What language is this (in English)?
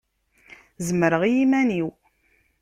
Kabyle